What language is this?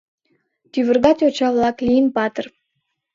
Mari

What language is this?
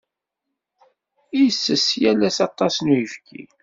Kabyle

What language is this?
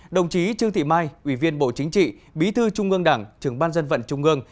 Vietnamese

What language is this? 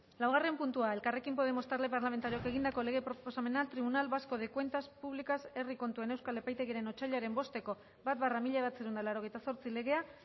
Basque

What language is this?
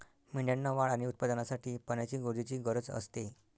Marathi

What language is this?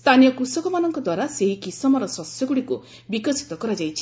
Odia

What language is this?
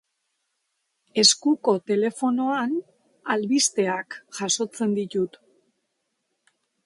Basque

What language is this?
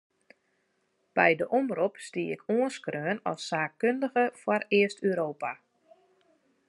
Western Frisian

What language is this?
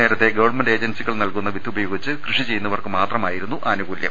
Malayalam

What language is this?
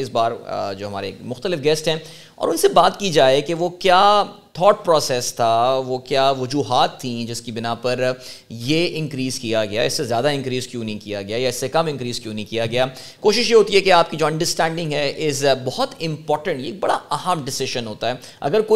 Urdu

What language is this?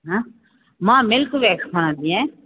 Sindhi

